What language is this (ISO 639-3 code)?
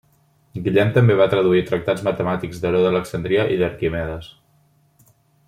cat